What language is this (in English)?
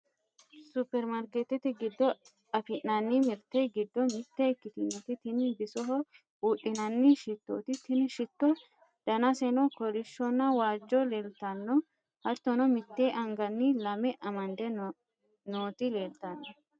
Sidamo